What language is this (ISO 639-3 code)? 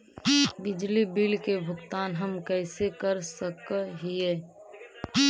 mag